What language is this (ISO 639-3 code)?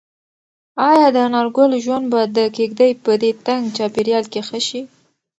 pus